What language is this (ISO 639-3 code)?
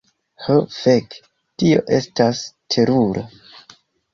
epo